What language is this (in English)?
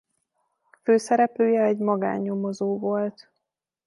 Hungarian